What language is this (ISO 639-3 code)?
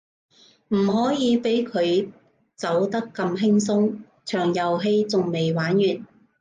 yue